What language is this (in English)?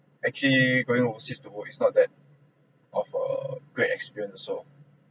English